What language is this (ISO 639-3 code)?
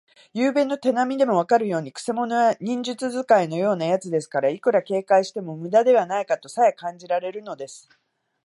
jpn